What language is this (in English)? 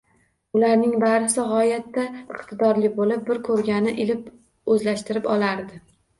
Uzbek